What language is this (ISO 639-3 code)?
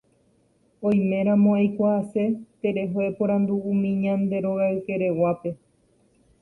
grn